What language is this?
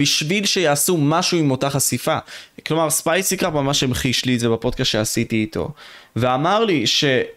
Hebrew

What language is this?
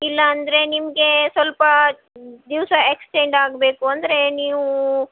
Kannada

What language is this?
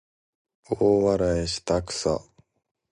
Japanese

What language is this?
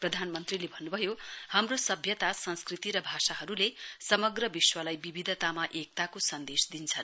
Nepali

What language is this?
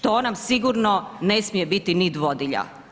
Croatian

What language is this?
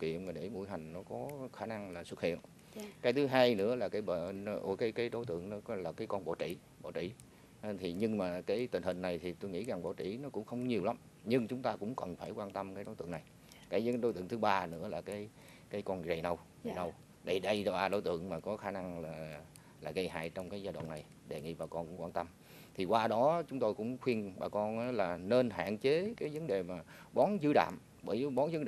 Vietnamese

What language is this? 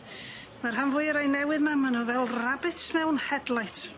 Welsh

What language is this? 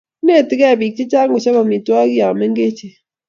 Kalenjin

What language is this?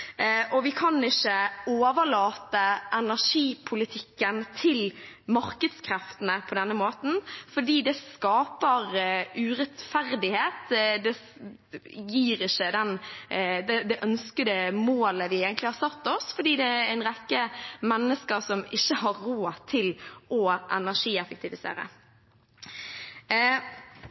Norwegian Bokmål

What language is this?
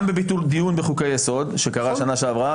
Hebrew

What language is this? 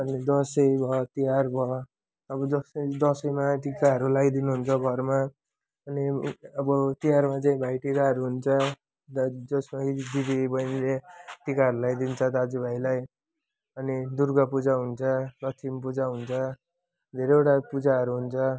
Nepali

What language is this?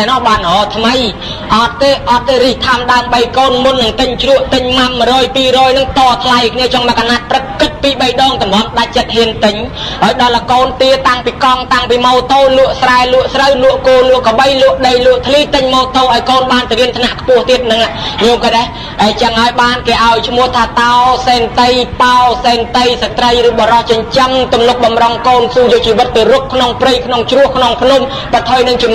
Thai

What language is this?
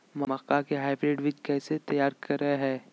Magahi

